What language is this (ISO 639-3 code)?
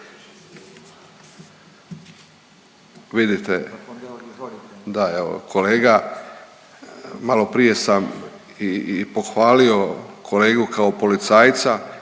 hrv